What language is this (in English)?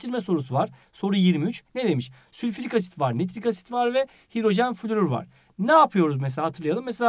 Turkish